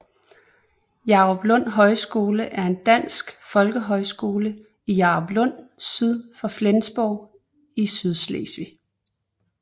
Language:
Danish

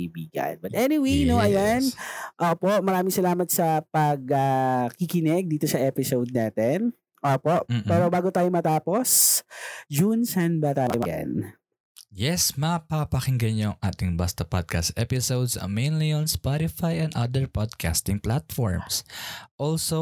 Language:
Filipino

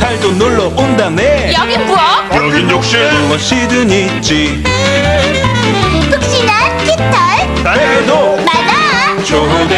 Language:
Korean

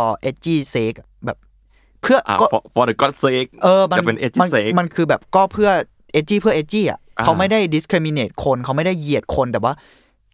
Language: Thai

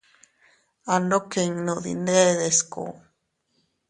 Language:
Teutila Cuicatec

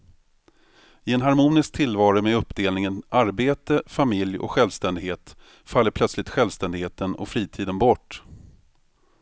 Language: Swedish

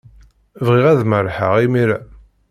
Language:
Kabyle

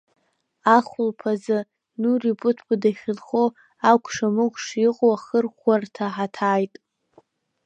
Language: Abkhazian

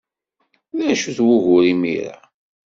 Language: Kabyle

